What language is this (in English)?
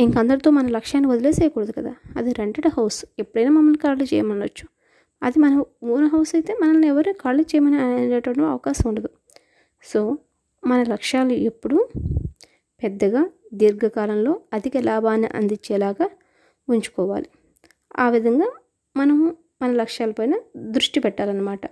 Telugu